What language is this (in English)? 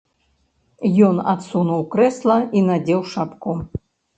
Belarusian